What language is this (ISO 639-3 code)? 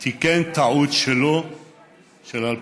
heb